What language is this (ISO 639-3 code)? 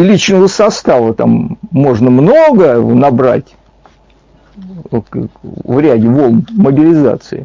rus